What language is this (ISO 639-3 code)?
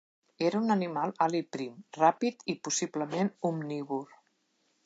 cat